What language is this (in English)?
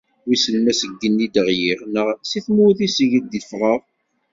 Kabyle